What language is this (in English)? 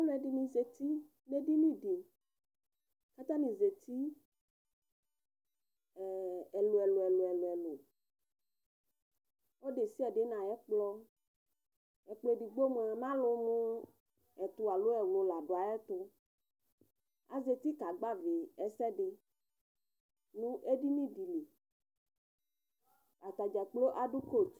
Ikposo